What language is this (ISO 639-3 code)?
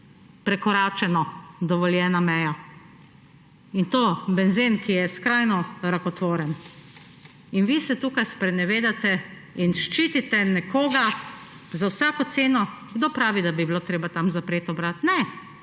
slv